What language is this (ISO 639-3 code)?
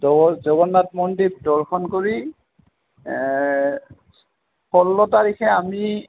asm